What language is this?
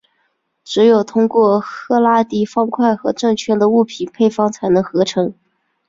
Chinese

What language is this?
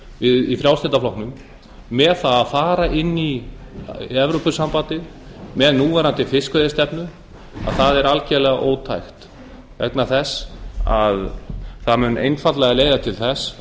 Icelandic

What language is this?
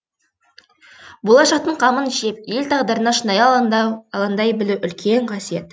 Kazakh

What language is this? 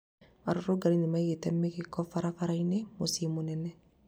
Kikuyu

